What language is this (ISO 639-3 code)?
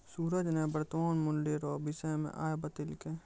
mai